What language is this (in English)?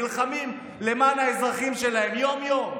Hebrew